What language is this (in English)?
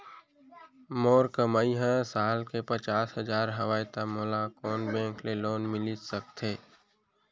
Chhattisgarhi